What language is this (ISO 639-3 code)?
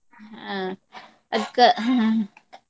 kan